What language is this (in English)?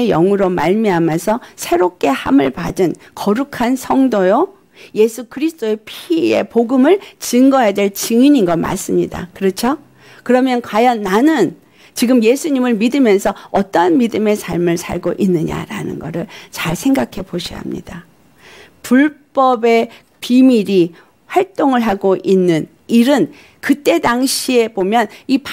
Korean